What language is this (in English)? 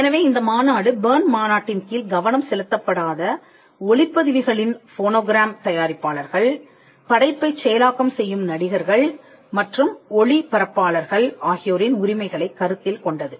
Tamil